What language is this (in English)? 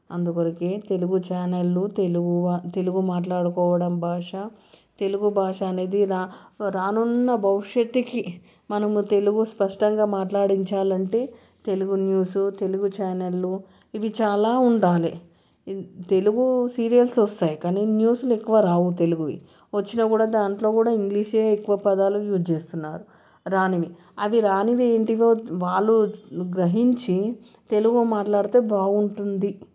Telugu